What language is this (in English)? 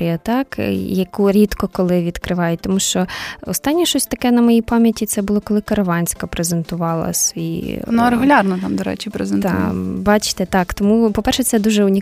Ukrainian